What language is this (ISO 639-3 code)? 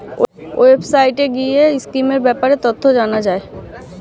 ben